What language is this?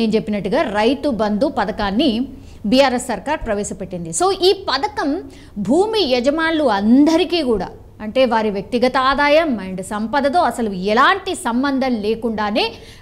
Telugu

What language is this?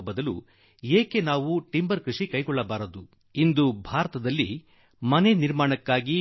Kannada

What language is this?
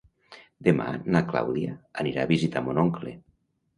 Catalan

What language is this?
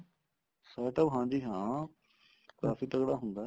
Punjabi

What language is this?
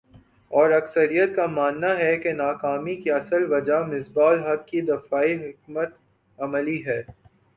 Urdu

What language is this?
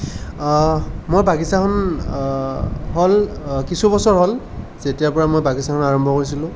Assamese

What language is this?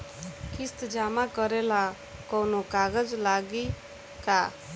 Bhojpuri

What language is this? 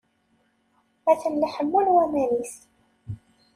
Kabyle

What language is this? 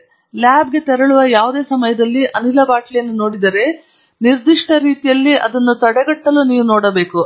Kannada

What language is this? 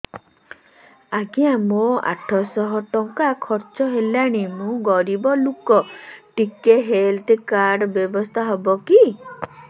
Odia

